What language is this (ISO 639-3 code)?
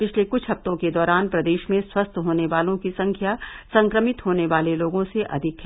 hin